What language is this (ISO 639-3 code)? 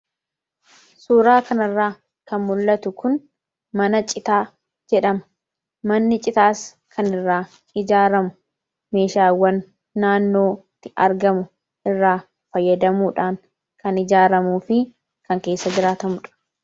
orm